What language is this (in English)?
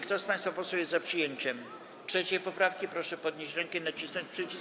Polish